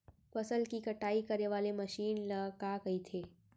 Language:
Chhattisgarhi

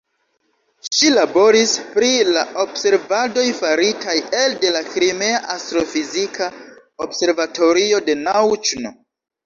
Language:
Esperanto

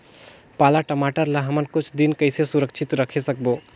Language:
Chhattisgarhi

